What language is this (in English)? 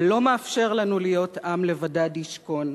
Hebrew